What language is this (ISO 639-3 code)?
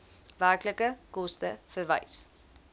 afr